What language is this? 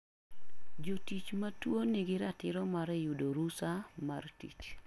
Luo (Kenya and Tanzania)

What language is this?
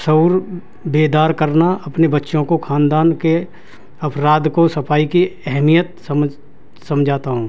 Urdu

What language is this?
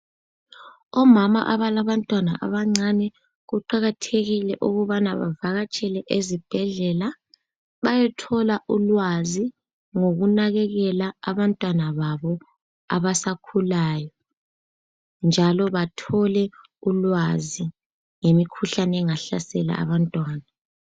North Ndebele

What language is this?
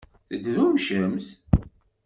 Kabyle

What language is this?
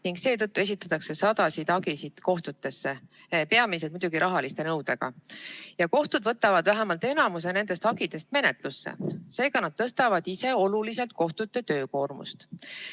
Estonian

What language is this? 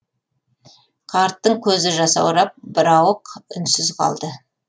Kazakh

